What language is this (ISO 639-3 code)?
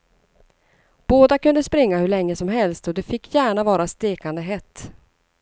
swe